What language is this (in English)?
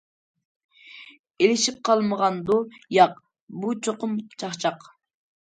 Uyghur